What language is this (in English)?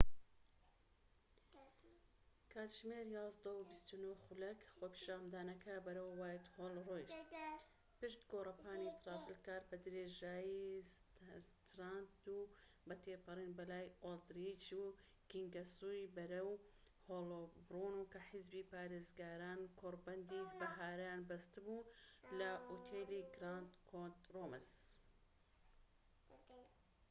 Central Kurdish